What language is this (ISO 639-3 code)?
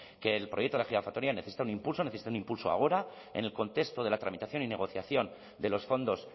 spa